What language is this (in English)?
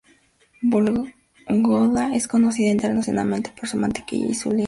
Spanish